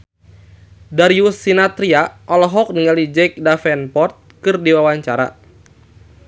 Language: Sundanese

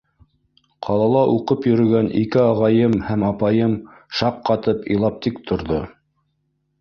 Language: Bashkir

